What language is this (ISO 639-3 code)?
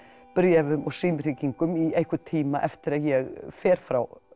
isl